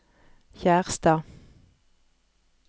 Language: Norwegian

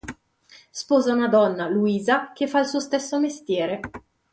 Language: Italian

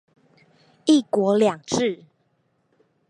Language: Chinese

